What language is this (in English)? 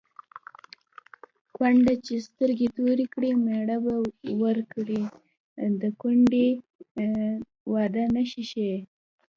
Pashto